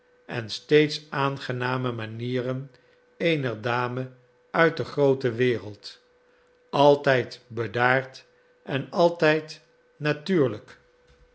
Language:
Dutch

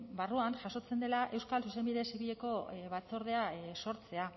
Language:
Basque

